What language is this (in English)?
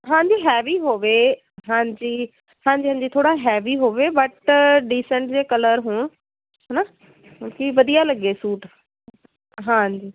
Punjabi